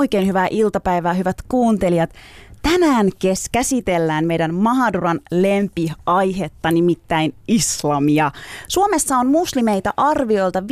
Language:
Finnish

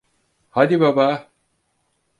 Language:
Turkish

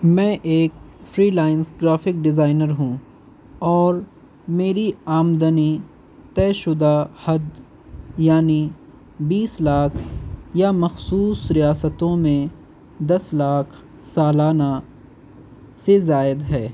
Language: Urdu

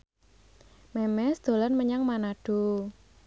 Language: Javanese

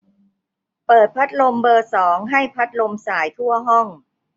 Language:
Thai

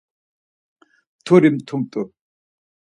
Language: Laz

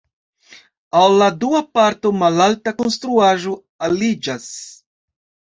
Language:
Esperanto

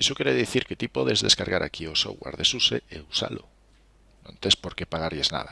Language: Spanish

